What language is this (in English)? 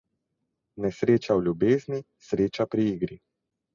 Slovenian